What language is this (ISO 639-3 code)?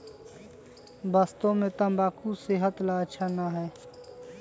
mag